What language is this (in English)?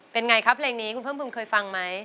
Thai